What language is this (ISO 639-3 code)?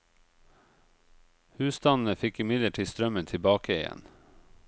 nor